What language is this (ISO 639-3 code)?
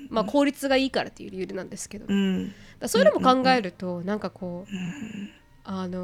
jpn